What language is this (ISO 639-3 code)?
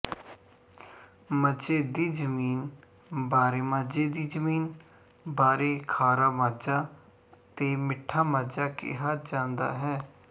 pan